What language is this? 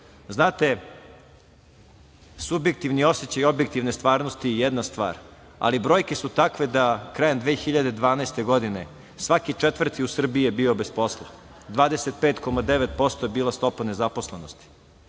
Serbian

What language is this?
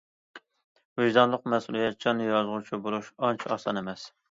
Uyghur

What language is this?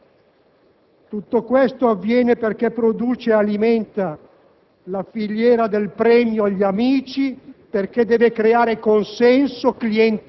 Italian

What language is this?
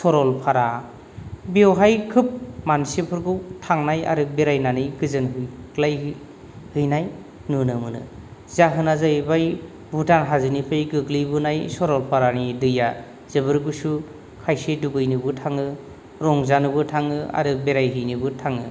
Bodo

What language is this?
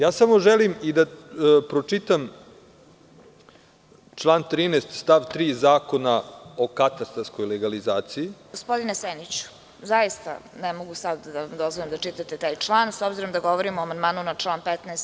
Serbian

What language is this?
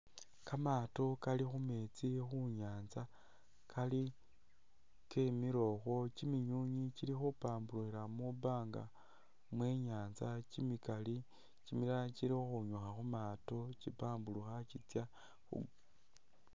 Masaaba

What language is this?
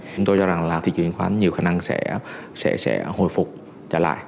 Vietnamese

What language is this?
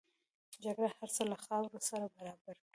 Pashto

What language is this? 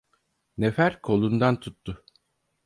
Turkish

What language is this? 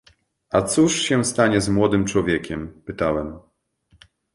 Polish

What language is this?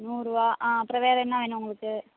Tamil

